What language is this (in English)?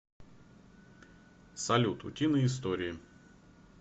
Russian